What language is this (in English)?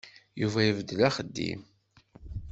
Kabyle